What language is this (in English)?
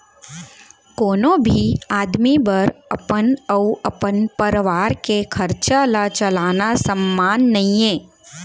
Chhattisgarhi